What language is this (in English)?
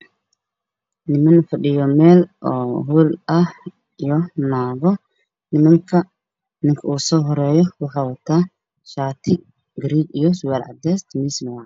Somali